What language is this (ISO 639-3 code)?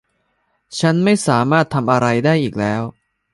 tha